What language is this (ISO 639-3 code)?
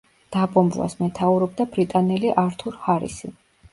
kat